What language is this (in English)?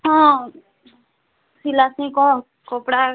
Odia